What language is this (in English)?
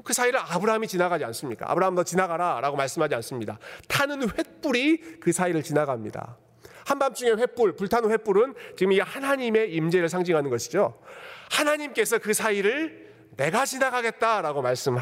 Korean